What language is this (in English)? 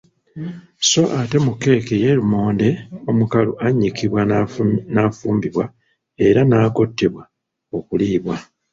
Ganda